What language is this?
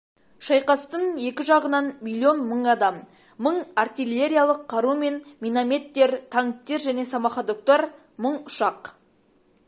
Kazakh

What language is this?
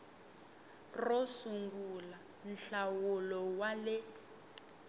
Tsonga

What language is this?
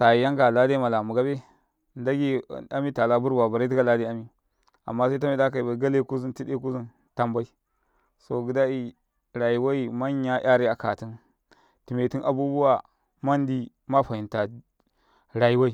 Karekare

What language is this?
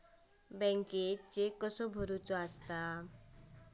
Marathi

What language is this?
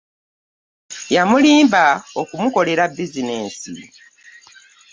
Ganda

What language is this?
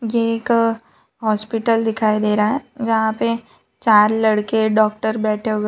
Hindi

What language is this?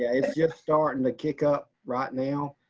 English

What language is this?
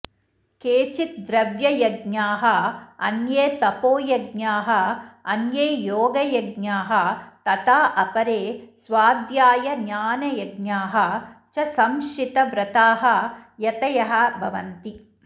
Sanskrit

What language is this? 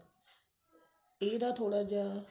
Punjabi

